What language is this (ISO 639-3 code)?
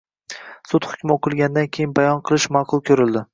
uzb